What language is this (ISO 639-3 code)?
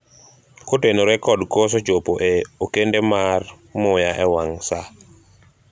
luo